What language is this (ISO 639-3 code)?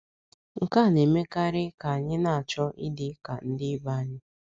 ibo